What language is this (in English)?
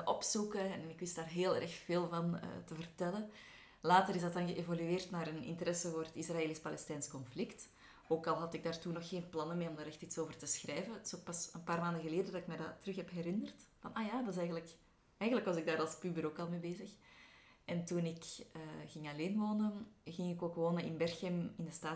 Dutch